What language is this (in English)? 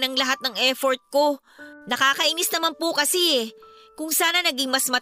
Filipino